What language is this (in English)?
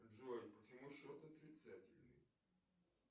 Russian